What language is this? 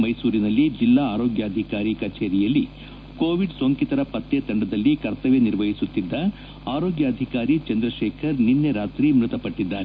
Kannada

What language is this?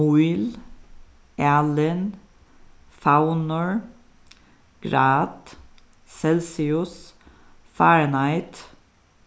Faroese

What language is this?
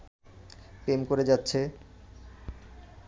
Bangla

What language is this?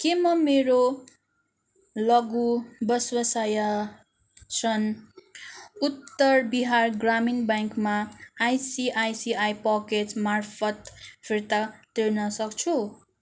Nepali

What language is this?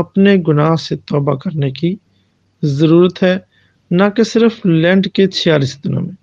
Hindi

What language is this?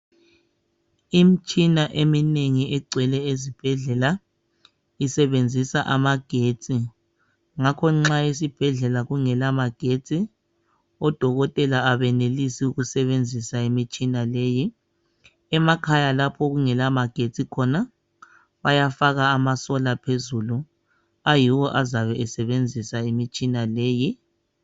North Ndebele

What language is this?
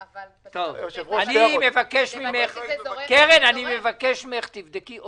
Hebrew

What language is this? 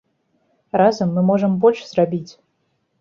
Belarusian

